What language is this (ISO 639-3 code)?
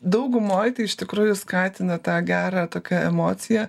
lit